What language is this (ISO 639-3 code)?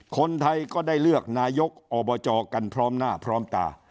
tha